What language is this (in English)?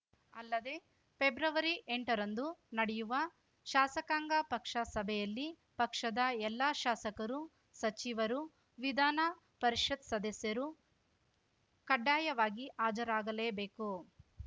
Kannada